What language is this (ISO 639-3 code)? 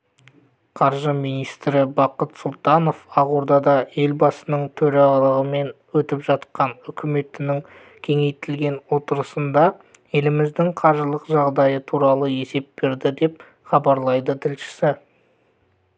kaz